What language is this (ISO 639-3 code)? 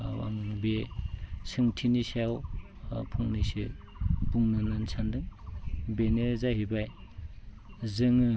brx